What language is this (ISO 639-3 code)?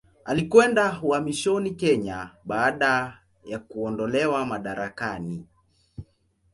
swa